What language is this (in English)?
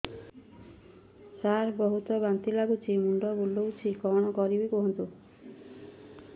Odia